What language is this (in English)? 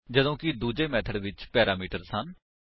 Punjabi